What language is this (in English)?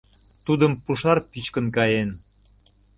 Mari